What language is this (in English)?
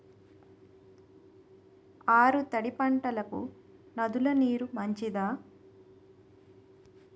Telugu